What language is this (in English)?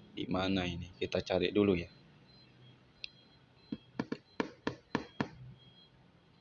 Indonesian